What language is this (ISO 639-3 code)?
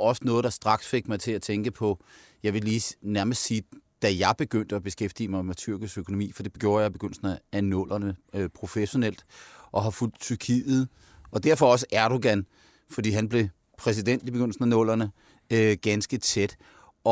dan